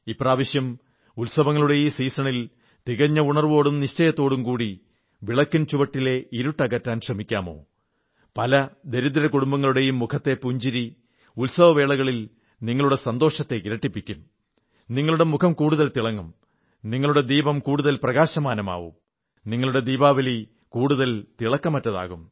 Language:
Malayalam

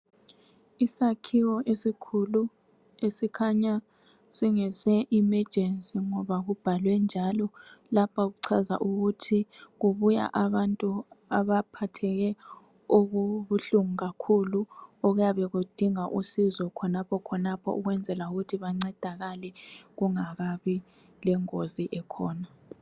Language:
North Ndebele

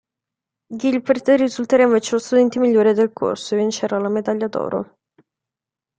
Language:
Italian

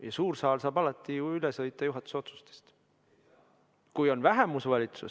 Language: Estonian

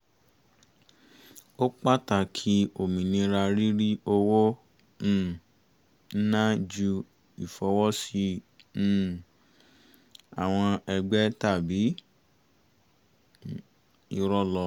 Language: Yoruba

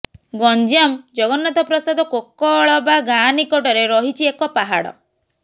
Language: Odia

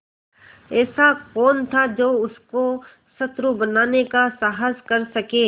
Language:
Hindi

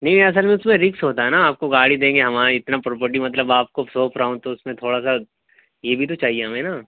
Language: Urdu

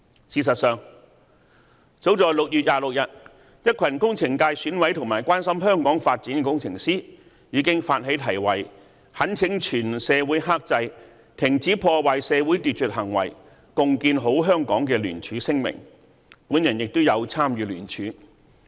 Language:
Cantonese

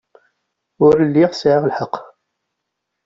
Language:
Kabyle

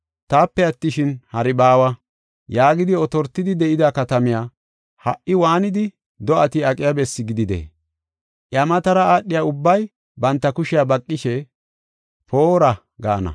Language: Gofa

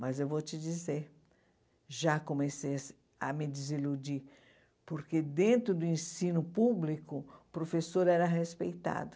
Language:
Portuguese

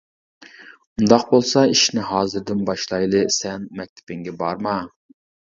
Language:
Uyghur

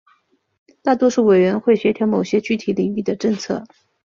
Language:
Chinese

